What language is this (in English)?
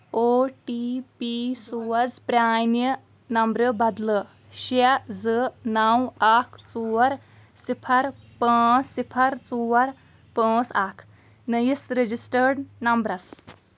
Kashmiri